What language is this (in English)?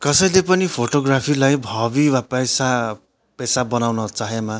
Nepali